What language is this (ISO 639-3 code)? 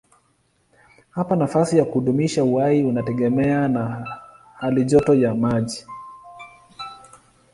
swa